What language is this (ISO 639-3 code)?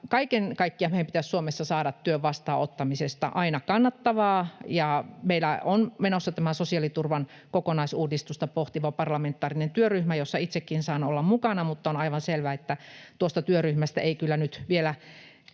fin